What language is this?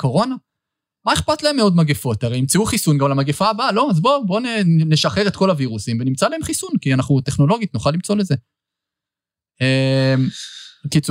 Hebrew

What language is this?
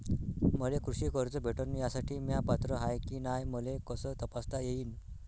Marathi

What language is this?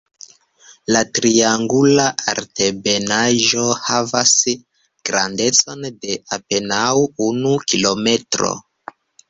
Esperanto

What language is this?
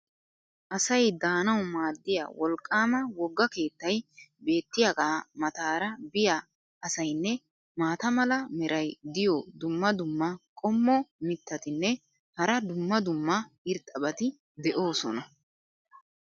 Wolaytta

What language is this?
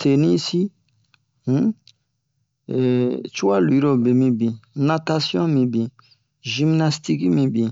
Bomu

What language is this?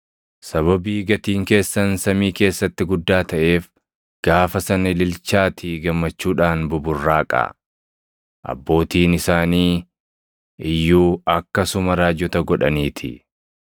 Oromo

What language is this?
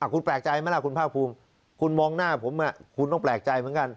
Thai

